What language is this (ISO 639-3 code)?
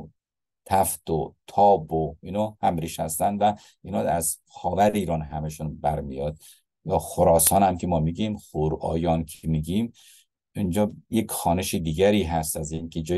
fas